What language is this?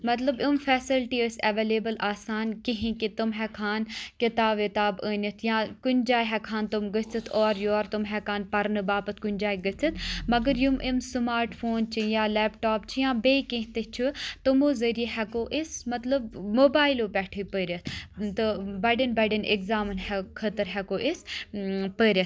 Kashmiri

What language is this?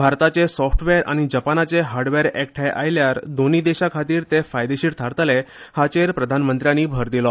Konkani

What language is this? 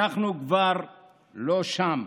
Hebrew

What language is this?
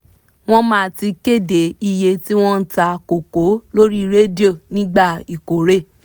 Yoruba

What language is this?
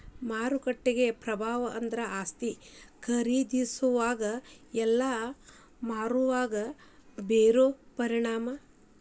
Kannada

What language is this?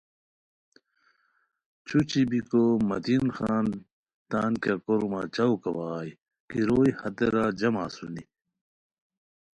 Khowar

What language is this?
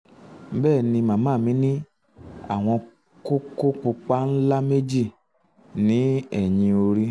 Yoruba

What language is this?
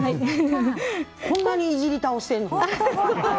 Japanese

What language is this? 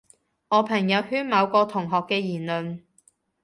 Cantonese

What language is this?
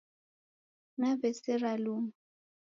Taita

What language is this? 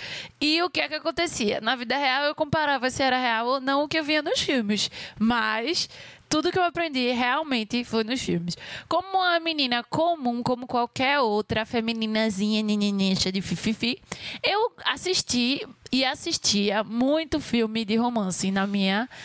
Portuguese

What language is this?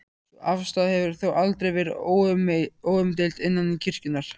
Icelandic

